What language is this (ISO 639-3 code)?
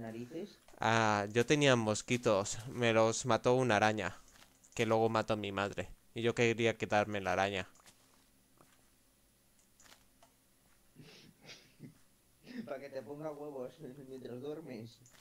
spa